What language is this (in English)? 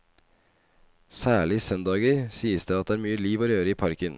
Norwegian